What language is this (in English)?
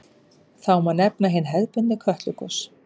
Icelandic